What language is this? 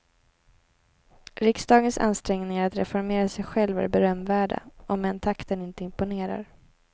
Swedish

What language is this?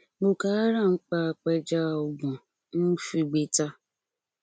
Yoruba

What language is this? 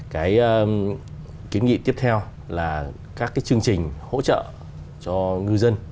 Vietnamese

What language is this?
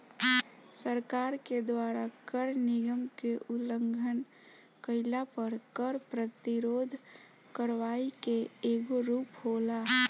Bhojpuri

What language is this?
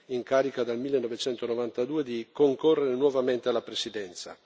Italian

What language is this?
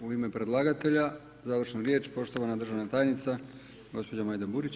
Croatian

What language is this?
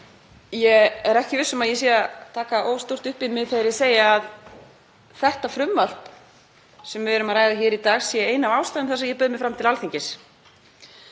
Icelandic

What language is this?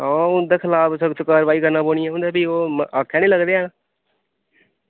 Dogri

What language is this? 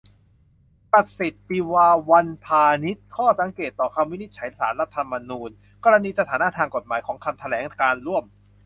Thai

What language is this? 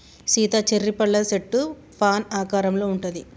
Telugu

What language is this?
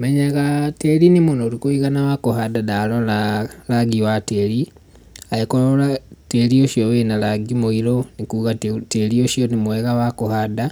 Kikuyu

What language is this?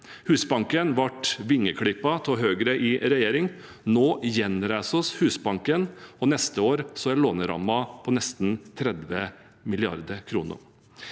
Norwegian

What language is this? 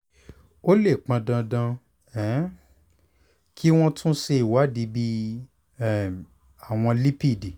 Yoruba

